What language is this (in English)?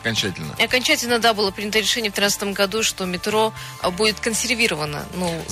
Russian